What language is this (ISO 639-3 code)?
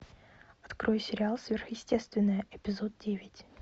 rus